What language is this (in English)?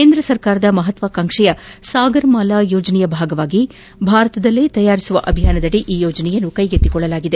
Kannada